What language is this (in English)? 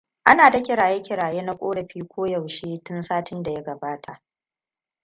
Hausa